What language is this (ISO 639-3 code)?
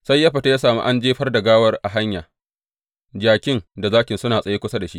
hau